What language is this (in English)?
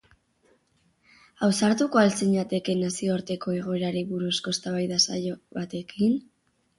Basque